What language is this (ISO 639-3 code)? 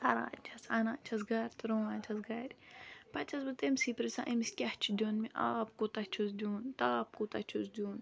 kas